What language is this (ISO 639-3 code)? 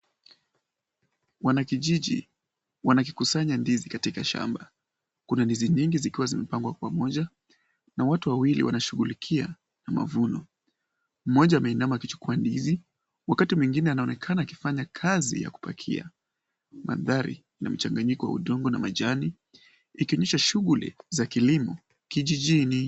swa